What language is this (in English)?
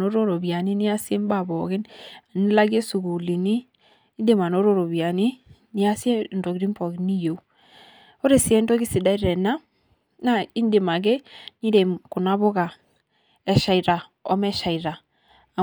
Masai